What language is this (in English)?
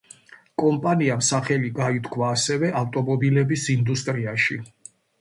Georgian